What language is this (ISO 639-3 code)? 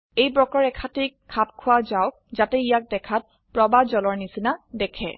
asm